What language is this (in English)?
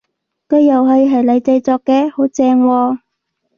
Cantonese